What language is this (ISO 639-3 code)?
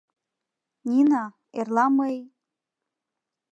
chm